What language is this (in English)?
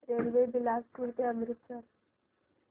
Marathi